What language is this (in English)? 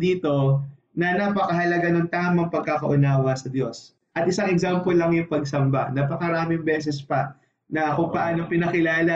Filipino